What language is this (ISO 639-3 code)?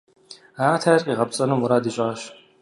kbd